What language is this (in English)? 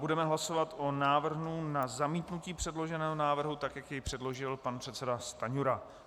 Czech